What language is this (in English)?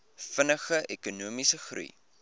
Afrikaans